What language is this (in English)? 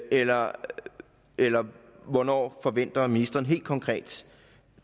Danish